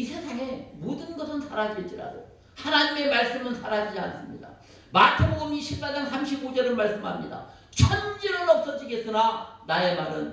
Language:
Korean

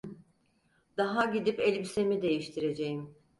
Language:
Turkish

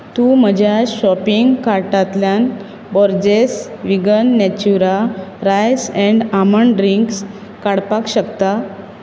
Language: Konkani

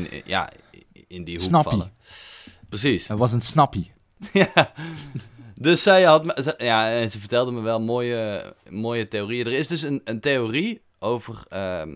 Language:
Dutch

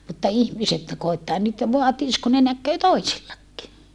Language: Finnish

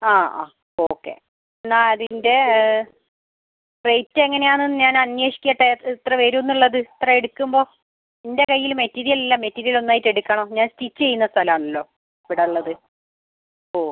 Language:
Malayalam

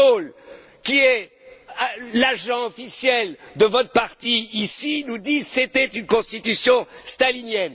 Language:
French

